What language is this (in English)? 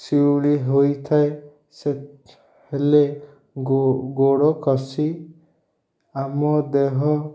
Odia